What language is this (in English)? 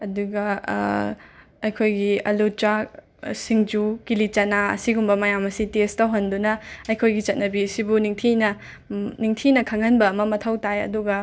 Manipuri